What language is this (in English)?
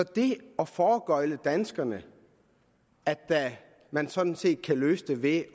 Danish